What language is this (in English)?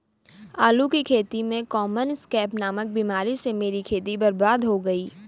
Hindi